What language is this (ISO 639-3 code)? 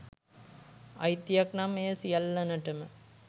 sin